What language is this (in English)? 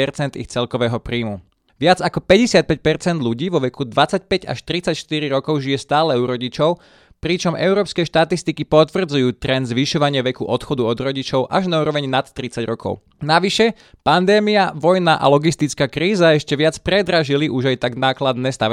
Slovak